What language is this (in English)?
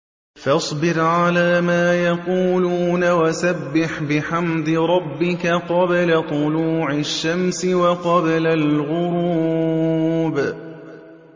Arabic